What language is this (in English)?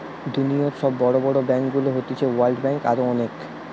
Bangla